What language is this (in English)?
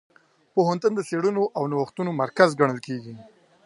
Pashto